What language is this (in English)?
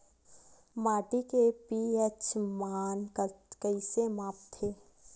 Chhattisgarhi